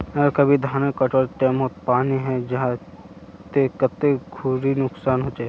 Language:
Magahi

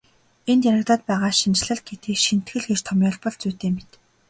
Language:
Mongolian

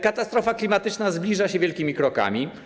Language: Polish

